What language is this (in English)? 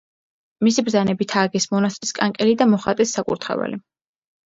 Georgian